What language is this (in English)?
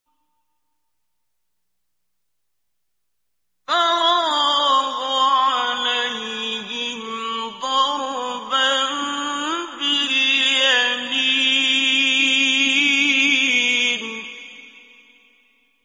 Arabic